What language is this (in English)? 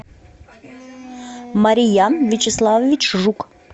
Russian